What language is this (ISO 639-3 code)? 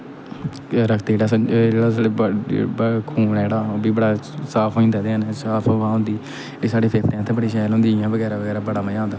doi